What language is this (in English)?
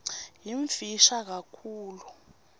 Swati